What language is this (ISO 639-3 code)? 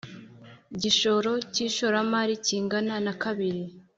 kin